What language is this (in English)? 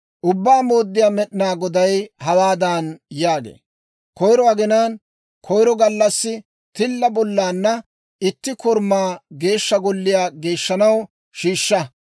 Dawro